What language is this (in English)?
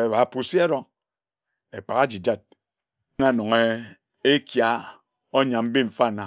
Ejagham